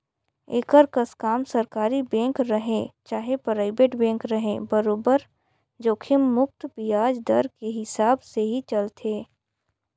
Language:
Chhattisgarhi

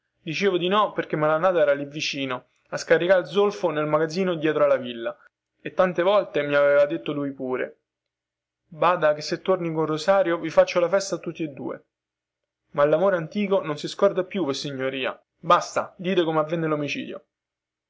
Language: Italian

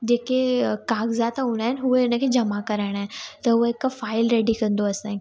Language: Sindhi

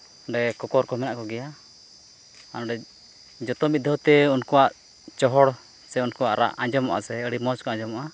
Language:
Santali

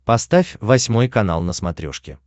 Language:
Russian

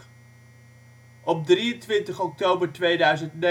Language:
Dutch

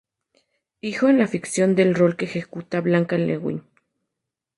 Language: Spanish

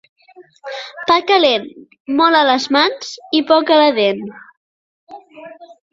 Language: Catalan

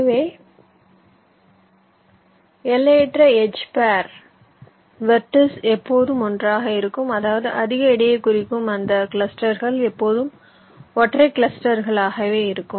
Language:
Tamil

